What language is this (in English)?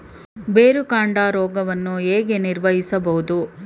Kannada